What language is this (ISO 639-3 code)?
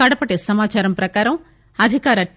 tel